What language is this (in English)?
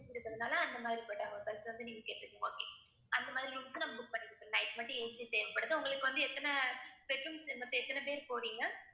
Tamil